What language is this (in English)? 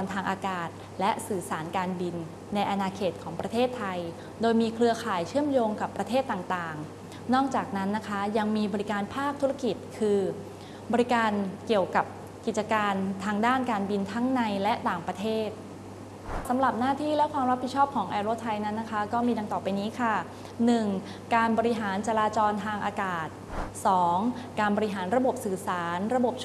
Thai